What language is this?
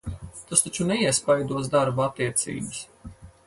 Latvian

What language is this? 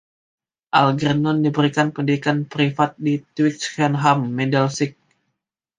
Indonesian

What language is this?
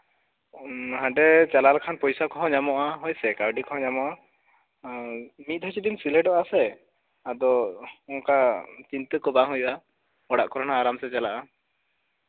Santali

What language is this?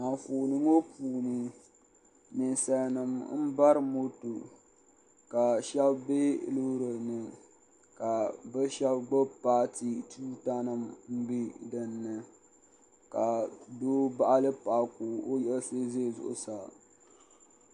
Dagbani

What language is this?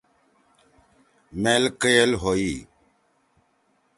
Torwali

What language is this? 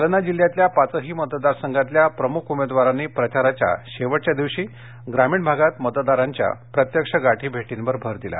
Marathi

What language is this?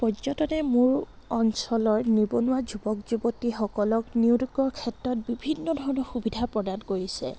Assamese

